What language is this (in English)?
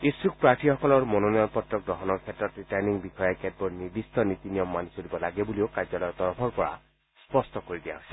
Assamese